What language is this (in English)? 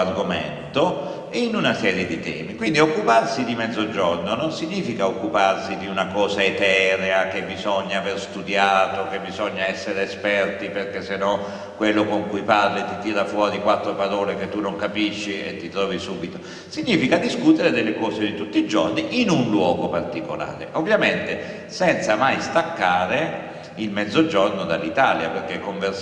Italian